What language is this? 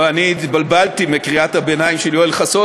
Hebrew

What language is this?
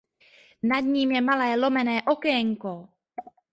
Czech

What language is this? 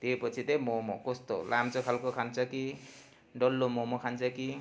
Nepali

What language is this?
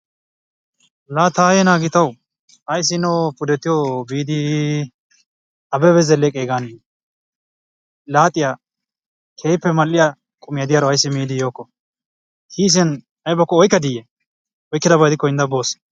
Wolaytta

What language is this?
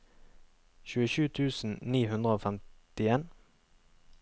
Norwegian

